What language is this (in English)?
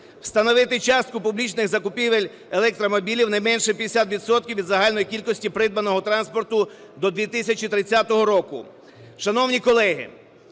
Ukrainian